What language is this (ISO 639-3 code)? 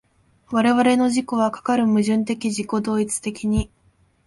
jpn